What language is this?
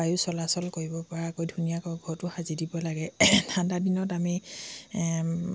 Assamese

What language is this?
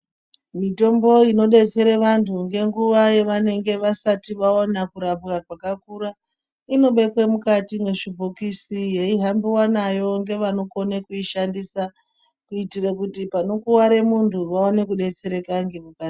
Ndau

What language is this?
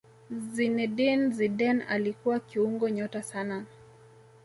Swahili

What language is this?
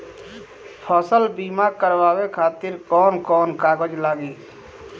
Bhojpuri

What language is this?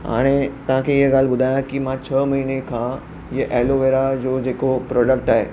Sindhi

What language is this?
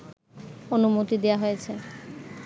Bangla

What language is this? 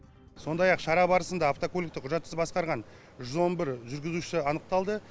Kazakh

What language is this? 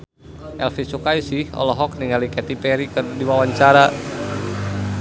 Sundanese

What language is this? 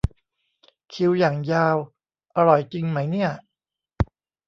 Thai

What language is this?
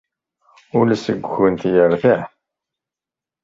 Kabyle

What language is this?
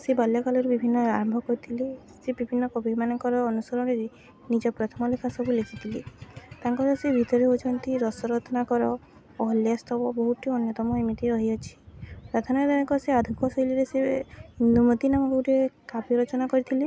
Odia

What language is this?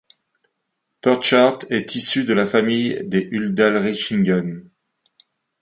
French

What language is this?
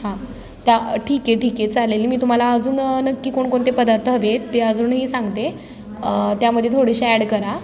Marathi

